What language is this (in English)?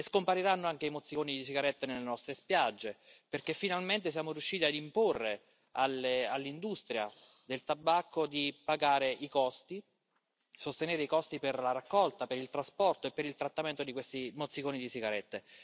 Italian